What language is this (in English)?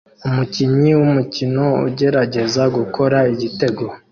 Kinyarwanda